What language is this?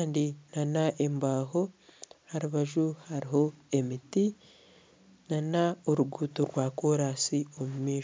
Nyankole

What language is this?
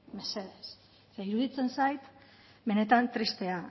Basque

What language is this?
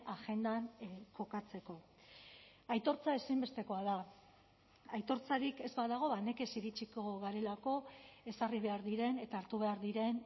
Basque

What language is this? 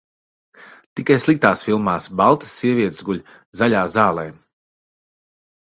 Latvian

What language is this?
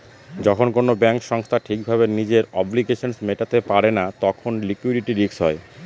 Bangla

